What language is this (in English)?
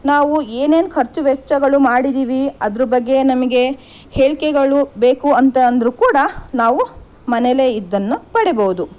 Kannada